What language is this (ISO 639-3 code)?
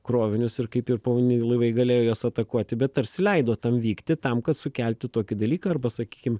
lit